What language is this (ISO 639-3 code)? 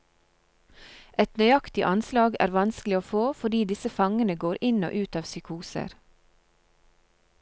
nor